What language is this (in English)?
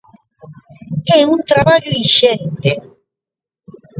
Galician